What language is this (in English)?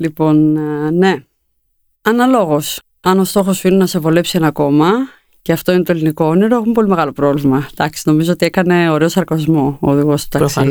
Greek